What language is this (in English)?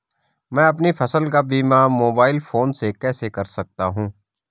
Hindi